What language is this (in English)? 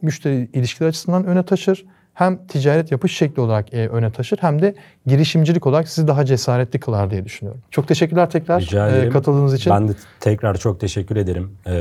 Turkish